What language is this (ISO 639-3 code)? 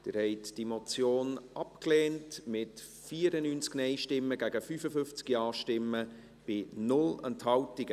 gsw